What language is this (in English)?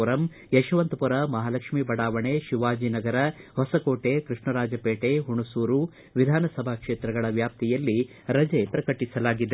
Kannada